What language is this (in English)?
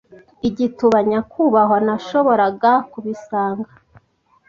Kinyarwanda